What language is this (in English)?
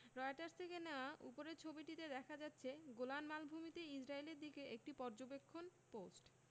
Bangla